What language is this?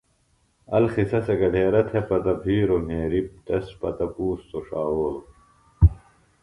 Phalura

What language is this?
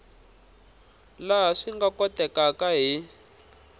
Tsonga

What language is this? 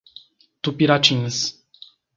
Portuguese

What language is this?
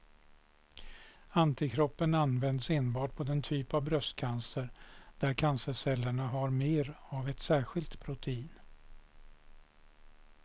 Swedish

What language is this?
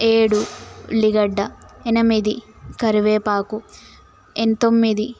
Telugu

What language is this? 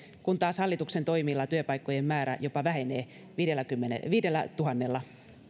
Finnish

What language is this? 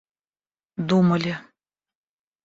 Russian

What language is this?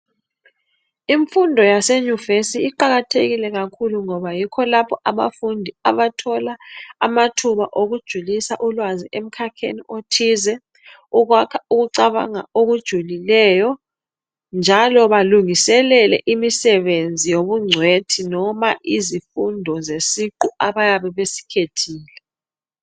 North Ndebele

